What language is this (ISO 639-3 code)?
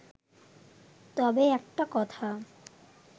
ben